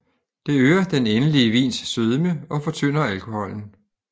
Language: Danish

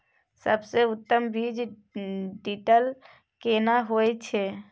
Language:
Maithili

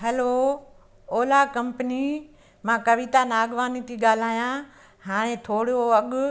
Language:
Sindhi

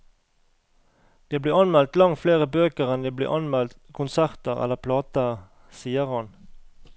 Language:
Norwegian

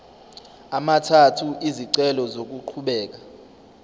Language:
Zulu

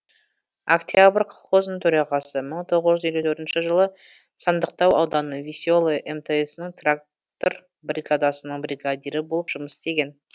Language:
Kazakh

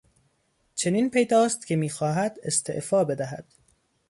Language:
Persian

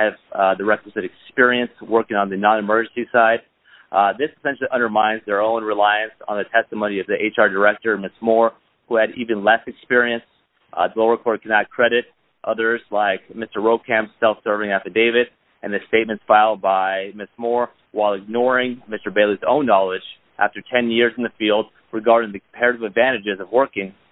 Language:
English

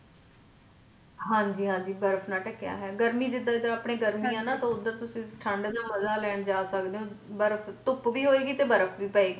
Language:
Punjabi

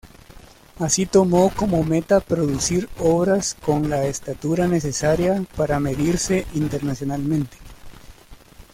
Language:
Spanish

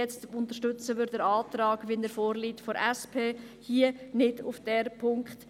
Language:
Swiss German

